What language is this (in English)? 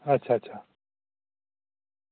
Dogri